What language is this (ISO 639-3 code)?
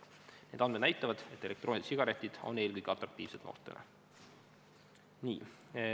est